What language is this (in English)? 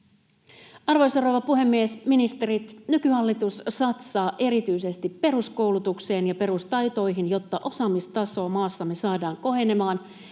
Finnish